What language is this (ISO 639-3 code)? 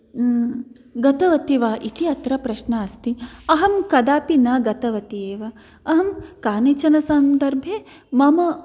san